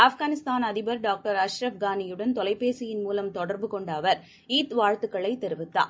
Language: Tamil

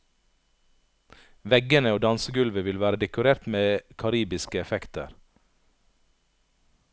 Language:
Norwegian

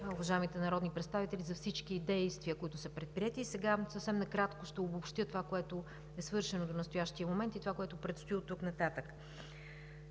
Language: Bulgarian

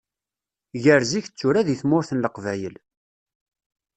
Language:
Kabyle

